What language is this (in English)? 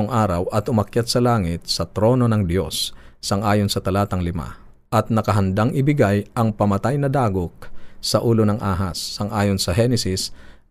Filipino